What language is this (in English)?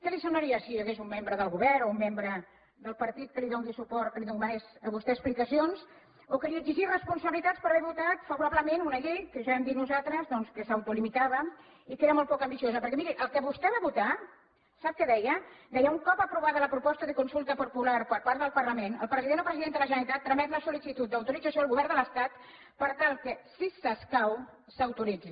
Catalan